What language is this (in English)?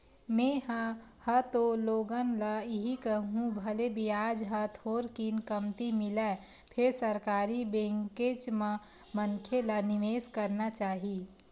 Chhattisgarhi